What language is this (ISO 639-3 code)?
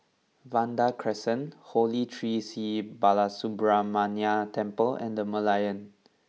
eng